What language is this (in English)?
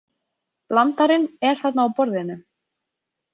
Icelandic